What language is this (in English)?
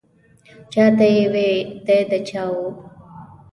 Pashto